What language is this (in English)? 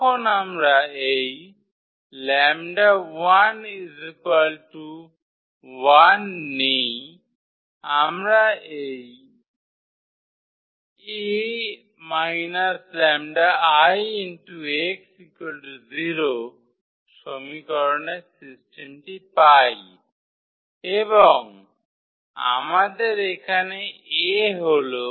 Bangla